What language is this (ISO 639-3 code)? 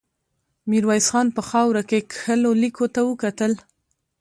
pus